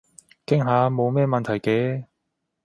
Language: Cantonese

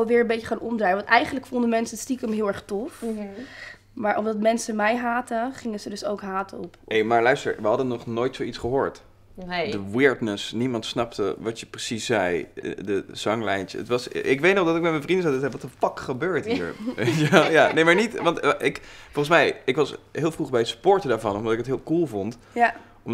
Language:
Dutch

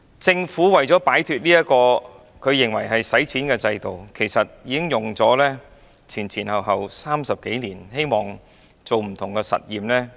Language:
Cantonese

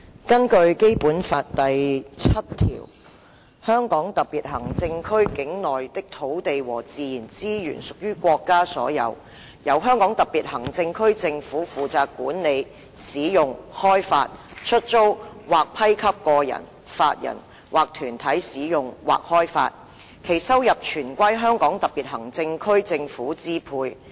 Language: Cantonese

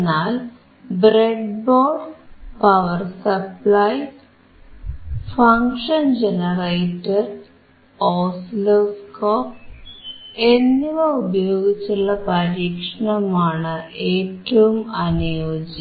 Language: Malayalam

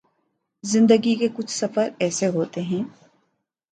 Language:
Urdu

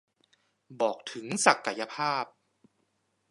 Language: Thai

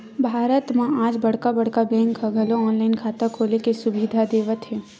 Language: Chhattisgarhi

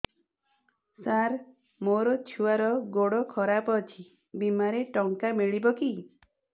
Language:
Odia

